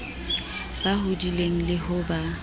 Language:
Southern Sotho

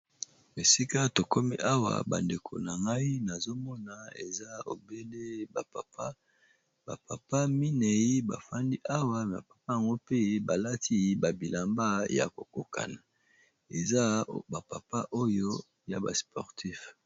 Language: Lingala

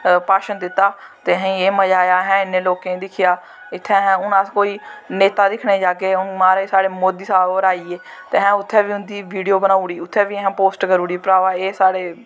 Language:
Dogri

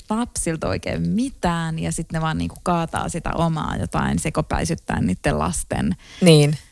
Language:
Finnish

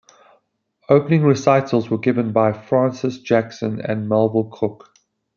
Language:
English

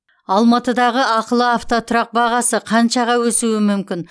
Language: Kazakh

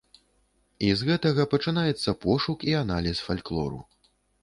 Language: Belarusian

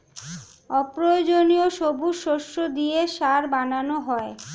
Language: Bangla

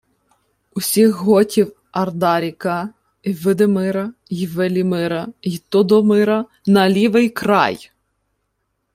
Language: Ukrainian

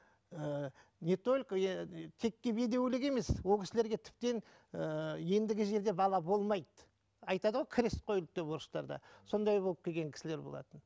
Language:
Kazakh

